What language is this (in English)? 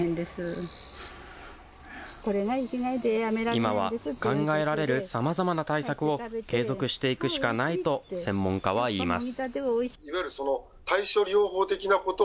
Japanese